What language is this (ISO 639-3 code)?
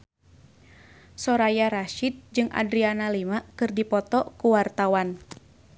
sun